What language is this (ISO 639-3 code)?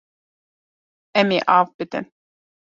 kur